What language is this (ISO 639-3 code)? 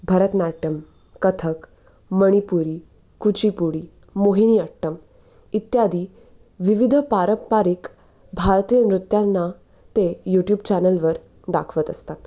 mar